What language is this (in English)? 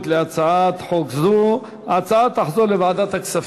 Hebrew